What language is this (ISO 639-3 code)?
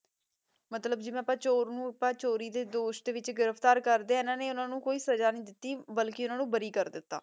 pan